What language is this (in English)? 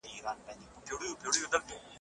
Pashto